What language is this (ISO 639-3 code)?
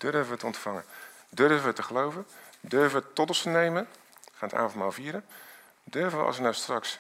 nld